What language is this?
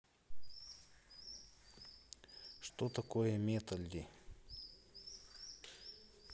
Russian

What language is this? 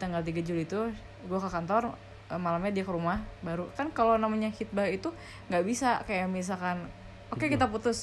Indonesian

